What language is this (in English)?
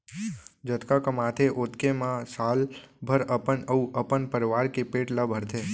Chhattisgarhi